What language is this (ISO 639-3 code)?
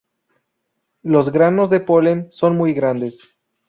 spa